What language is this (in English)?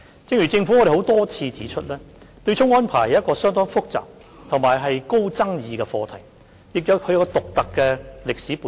Cantonese